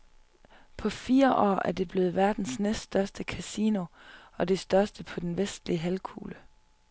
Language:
Danish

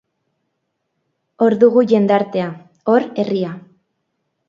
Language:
Basque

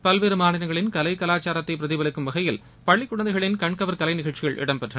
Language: Tamil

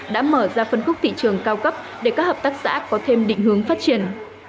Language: Vietnamese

